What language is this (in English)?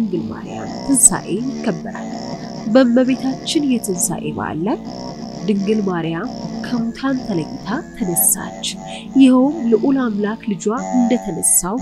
Arabic